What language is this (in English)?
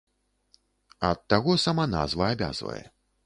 Belarusian